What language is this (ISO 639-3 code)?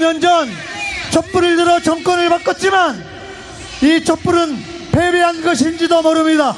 kor